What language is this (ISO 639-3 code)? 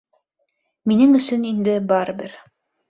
bak